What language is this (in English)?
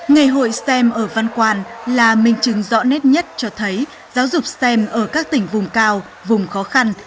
Vietnamese